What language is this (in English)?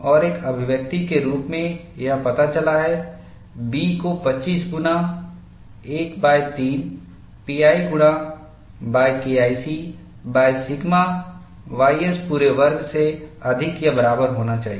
Hindi